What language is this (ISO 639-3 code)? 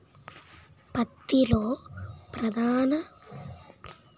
tel